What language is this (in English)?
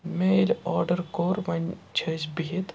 Kashmiri